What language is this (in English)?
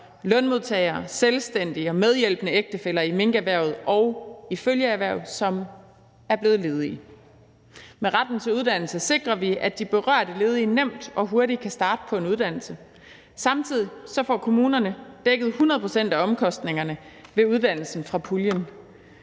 Danish